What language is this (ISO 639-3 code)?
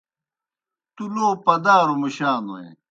plk